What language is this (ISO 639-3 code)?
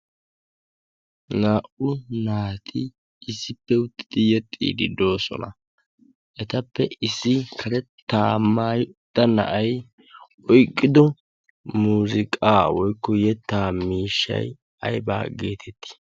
wal